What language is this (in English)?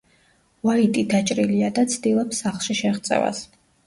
Georgian